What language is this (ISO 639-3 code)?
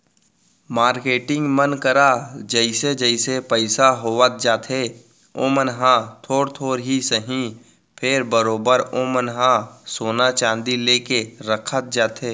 hne